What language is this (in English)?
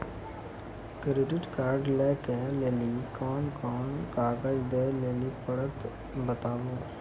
Maithili